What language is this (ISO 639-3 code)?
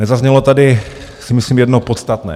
ces